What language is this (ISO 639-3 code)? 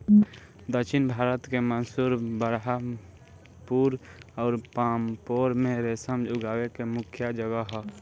bho